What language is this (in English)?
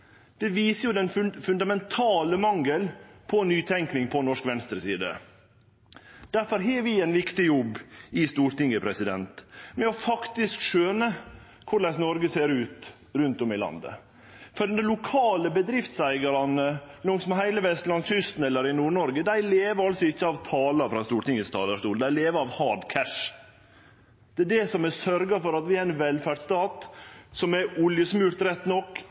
Norwegian Nynorsk